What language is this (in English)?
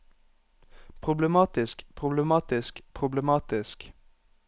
Norwegian